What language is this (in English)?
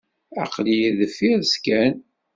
Kabyle